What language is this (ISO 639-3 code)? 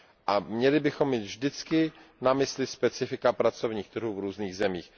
ces